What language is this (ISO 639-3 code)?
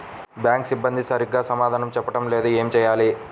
tel